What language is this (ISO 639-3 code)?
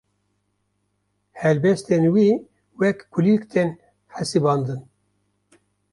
kur